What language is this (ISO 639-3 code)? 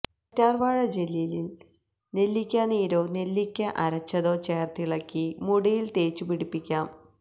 mal